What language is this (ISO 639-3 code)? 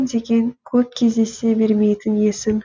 kaz